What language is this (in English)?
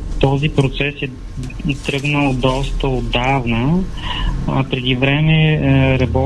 Bulgarian